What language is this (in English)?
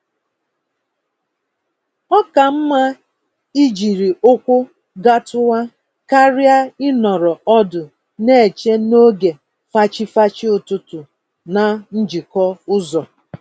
Igbo